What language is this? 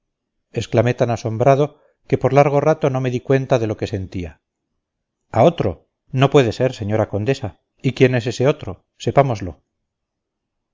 Spanish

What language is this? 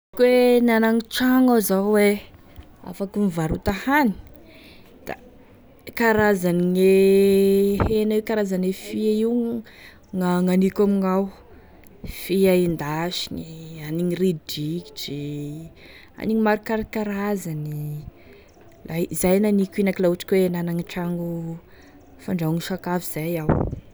Tesaka Malagasy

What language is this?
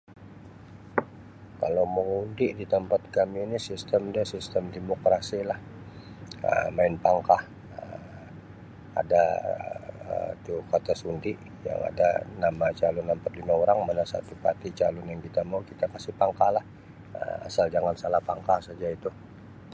Sabah Malay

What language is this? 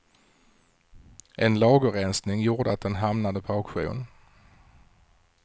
Swedish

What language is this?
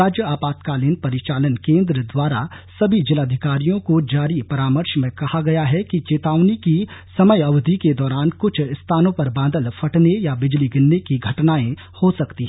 Hindi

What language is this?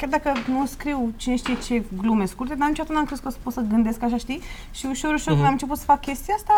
Romanian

